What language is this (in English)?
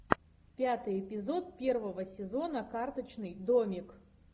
Russian